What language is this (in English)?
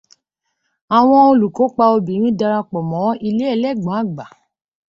Yoruba